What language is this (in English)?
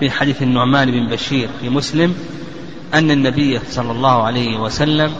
Arabic